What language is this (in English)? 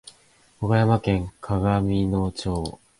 Japanese